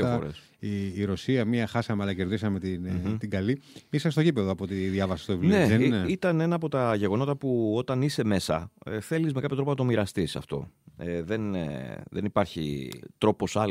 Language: Greek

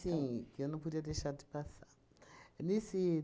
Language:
Portuguese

